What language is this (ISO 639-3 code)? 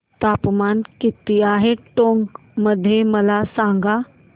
mar